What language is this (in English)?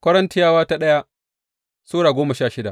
Hausa